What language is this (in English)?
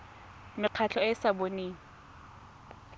Tswana